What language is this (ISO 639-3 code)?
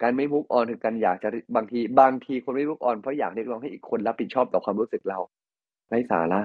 tha